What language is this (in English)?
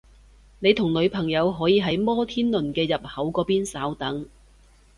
Cantonese